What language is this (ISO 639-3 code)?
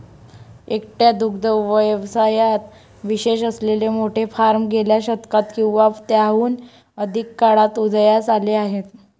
mar